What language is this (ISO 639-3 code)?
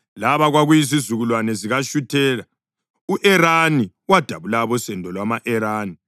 nde